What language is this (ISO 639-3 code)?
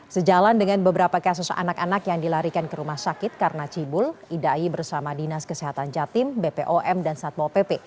ind